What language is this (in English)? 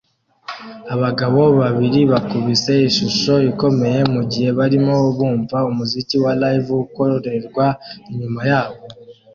Kinyarwanda